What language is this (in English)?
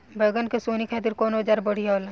Bhojpuri